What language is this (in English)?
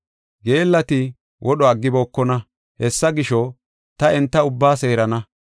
Gofa